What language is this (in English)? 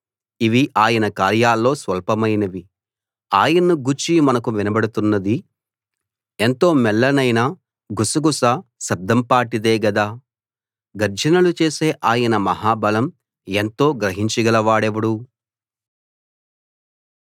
Telugu